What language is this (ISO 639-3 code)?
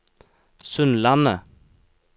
nor